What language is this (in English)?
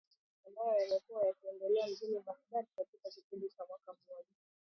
Swahili